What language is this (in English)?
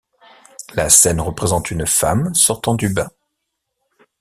French